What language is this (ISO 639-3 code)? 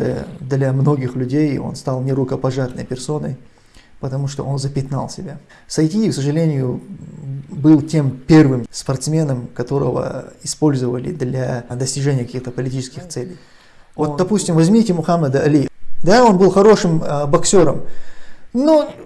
rus